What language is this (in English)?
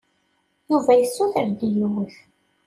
Kabyle